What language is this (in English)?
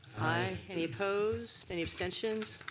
English